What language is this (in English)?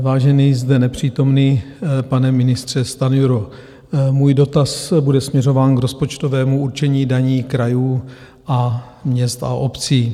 Czech